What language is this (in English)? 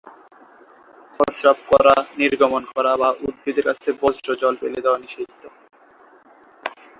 Bangla